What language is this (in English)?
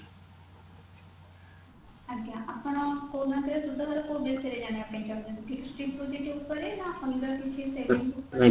Odia